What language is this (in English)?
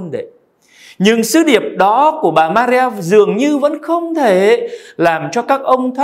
Vietnamese